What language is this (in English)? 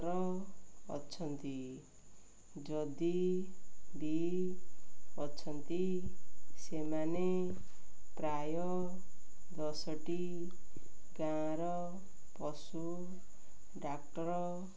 Odia